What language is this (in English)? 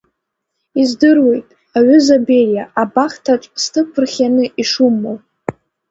Abkhazian